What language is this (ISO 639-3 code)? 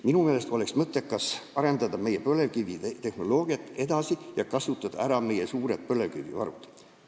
est